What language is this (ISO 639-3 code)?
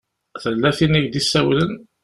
kab